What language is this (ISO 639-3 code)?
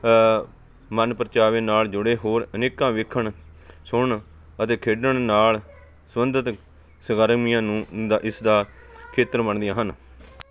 pan